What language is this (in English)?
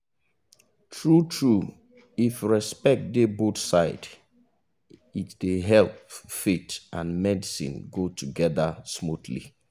Nigerian Pidgin